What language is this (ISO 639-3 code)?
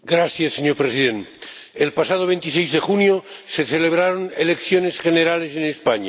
spa